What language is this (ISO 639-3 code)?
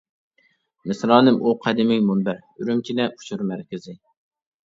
uig